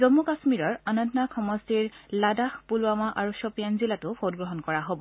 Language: Assamese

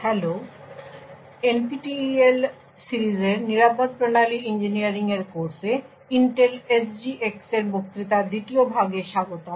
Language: Bangla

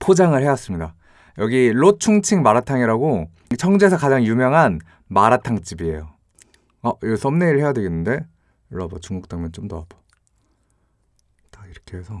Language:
Korean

